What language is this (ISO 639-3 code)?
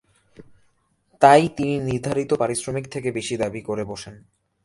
ben